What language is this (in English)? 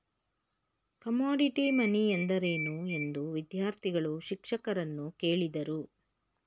Kannada